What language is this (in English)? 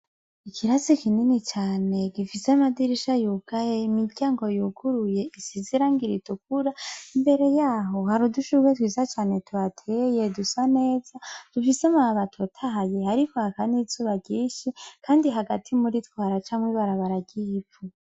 Rundi